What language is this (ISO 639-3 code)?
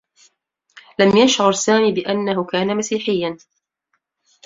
ara